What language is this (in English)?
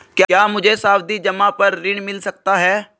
Hindi